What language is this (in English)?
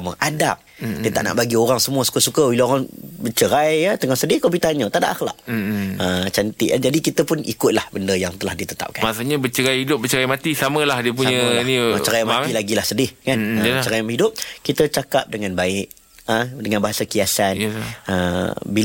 Malay